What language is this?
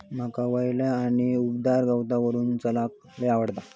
Marathi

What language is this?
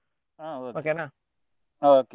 Kannada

